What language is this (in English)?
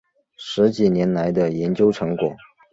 Chinese